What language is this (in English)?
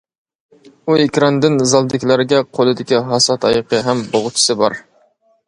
Uyghur